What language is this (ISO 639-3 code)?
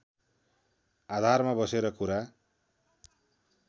nep